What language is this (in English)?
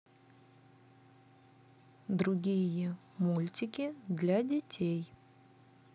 Russian